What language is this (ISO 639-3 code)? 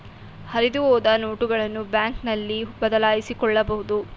kan